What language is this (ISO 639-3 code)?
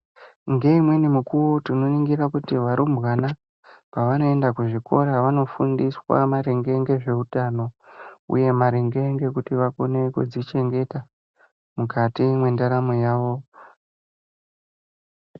ndc